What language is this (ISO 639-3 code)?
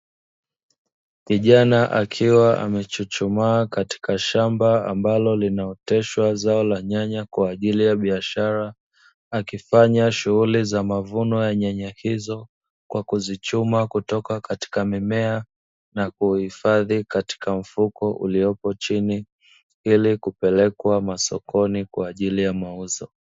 swa